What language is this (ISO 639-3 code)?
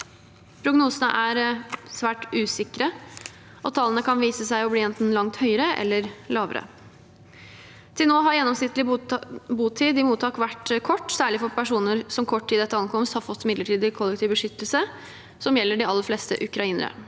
nor